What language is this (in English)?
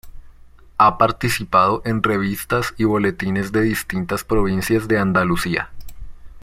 Spanish